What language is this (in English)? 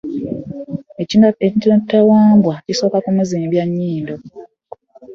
Ganda